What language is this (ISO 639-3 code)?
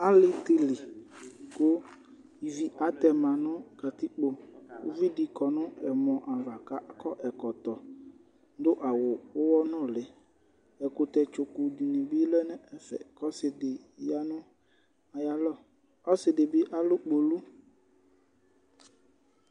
kpo